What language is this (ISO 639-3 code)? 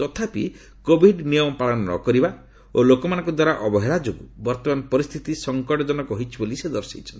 ori